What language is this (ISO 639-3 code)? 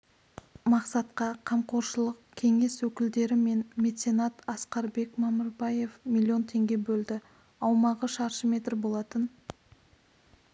kaz